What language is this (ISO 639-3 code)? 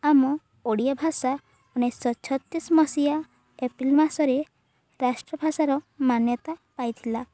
ori